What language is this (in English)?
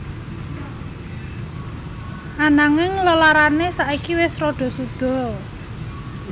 Javanese